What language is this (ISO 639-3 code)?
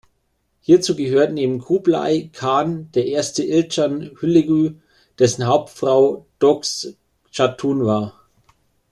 deu